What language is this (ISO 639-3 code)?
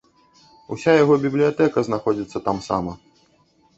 bel